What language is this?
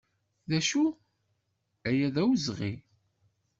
Kabyle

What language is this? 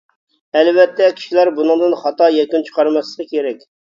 Uyghur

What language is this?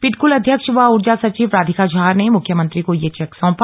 Hindi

